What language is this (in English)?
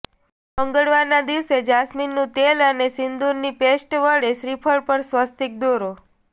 Gujarati